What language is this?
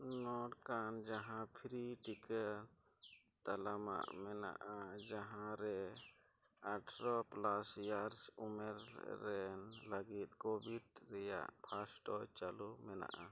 Santali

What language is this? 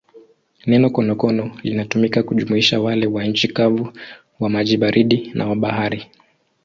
Swahili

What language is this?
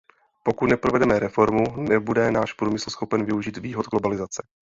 Czech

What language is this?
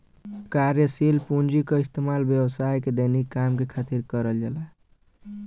Bhojpuri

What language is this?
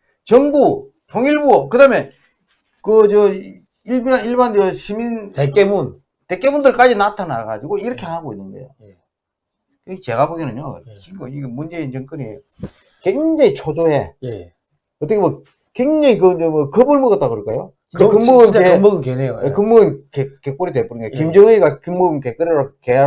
Korean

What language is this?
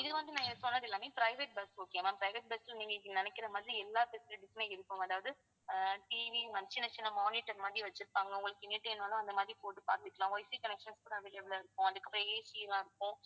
Tamil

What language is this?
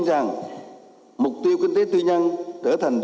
Vietnamese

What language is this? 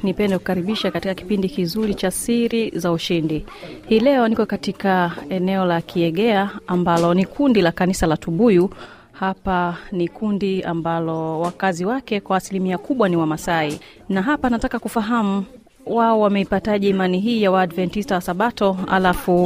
Swahili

